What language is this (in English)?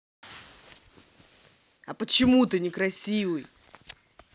Russian